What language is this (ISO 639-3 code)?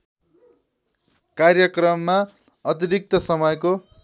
nep